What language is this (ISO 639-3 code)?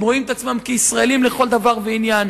heb